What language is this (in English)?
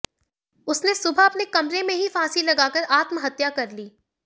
Hindi